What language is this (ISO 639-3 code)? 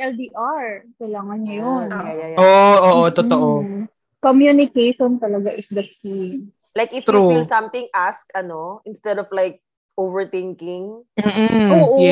fil